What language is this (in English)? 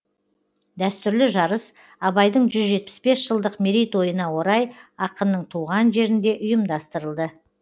Kazakh